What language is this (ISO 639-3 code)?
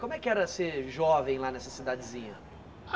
por